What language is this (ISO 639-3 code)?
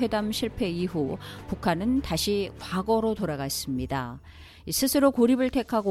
kor